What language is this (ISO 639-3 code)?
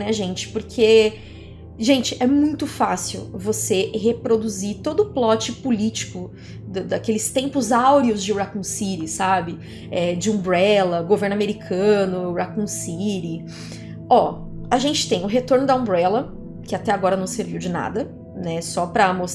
por